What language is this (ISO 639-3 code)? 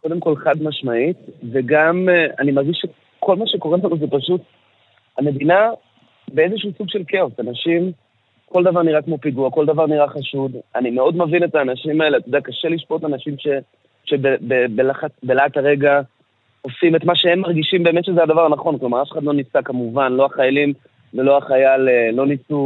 heb